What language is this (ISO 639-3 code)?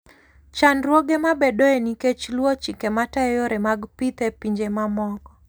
luo